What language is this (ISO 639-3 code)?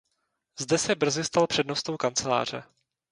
ces